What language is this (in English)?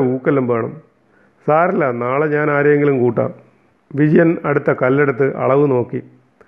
Malayalam